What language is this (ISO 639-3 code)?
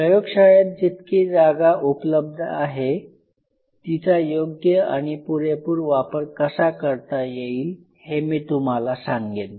mar